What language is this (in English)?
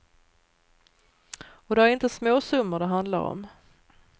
Swedish